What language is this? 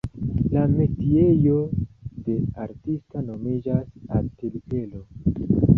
Esperanto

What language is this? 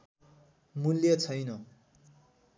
Nepali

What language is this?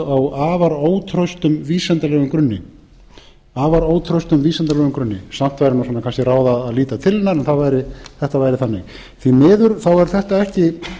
Icelandic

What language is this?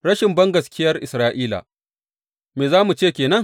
Hausa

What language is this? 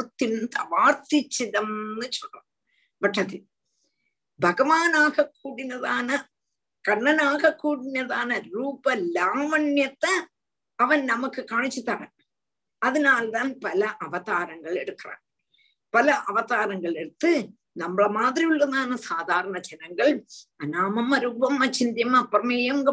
Tamil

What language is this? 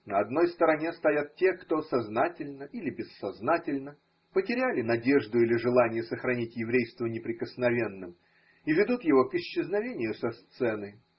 Russian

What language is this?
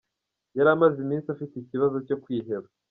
Kinyarwanda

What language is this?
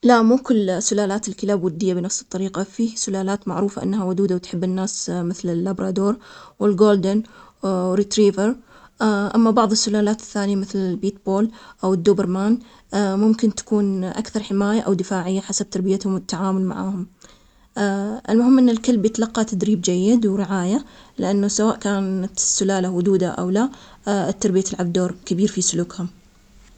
Omani Arabic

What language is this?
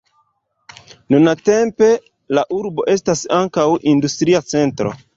Esperanto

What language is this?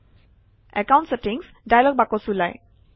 Assamese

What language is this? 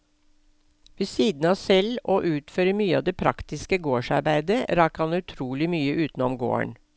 Norwegian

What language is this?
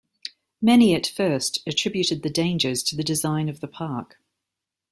English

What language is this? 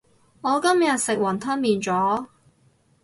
Cantonese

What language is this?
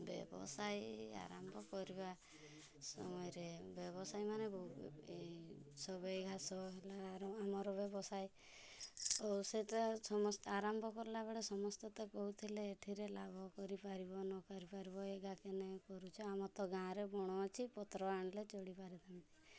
Odia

